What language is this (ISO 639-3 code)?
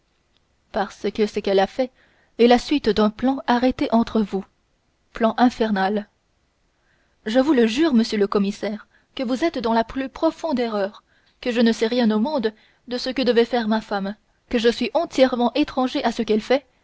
fra